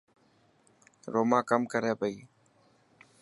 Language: Dhatki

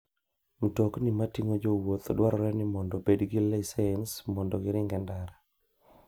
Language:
Luo (Kenya and Tanzania)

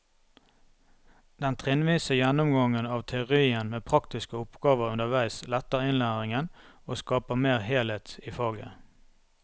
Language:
Norwegian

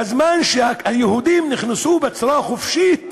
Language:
Hebrew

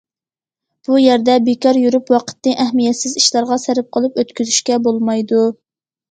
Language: Uyghur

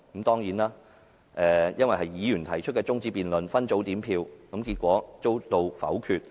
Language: Cantonese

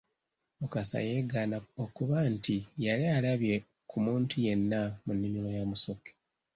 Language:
Ganda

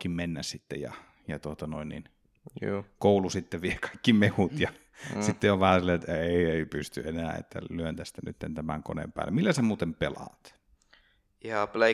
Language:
Finnish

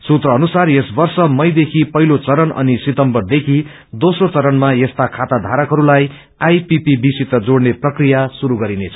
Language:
Nepali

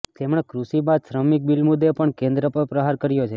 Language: Gujarati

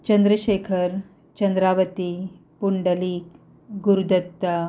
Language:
Konkani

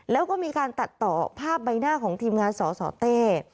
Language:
Thai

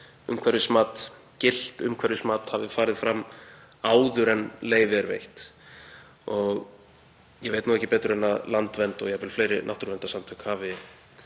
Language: Icelandic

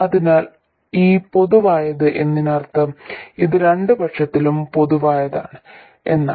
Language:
Malayalam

